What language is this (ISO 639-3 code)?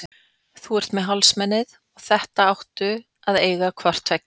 isl